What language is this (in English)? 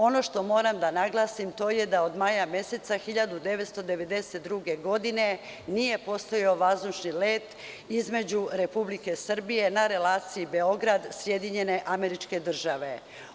Serbian